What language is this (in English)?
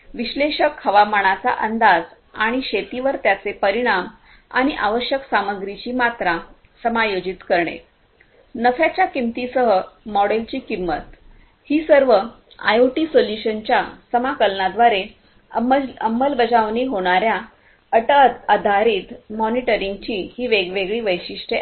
Marathi